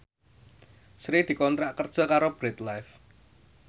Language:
Javanese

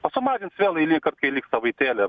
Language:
Lithuanian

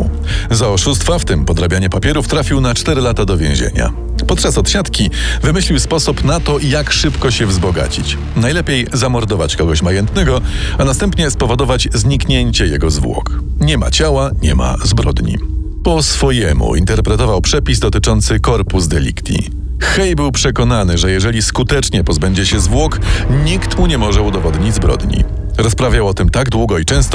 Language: Polish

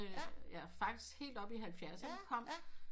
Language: Danish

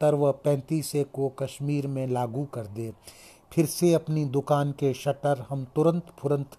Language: Hindi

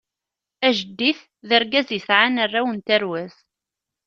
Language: Kabyle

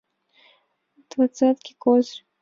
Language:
Mari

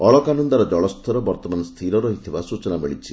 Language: Odia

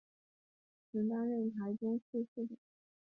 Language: Chinese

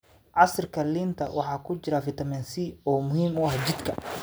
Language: Somali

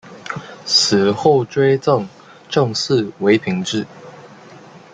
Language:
Chinese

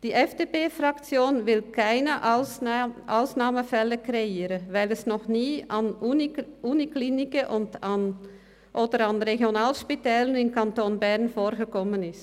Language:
Swiss German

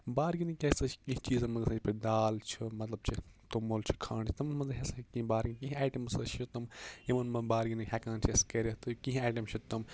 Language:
Kashmiri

